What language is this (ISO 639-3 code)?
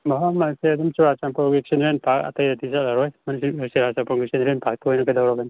mni